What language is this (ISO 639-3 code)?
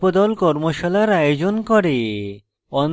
ben